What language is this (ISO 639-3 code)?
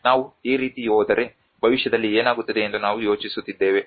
kan